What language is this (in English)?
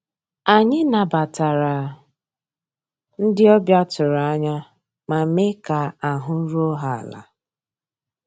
Igbo